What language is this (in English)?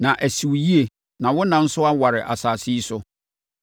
Akan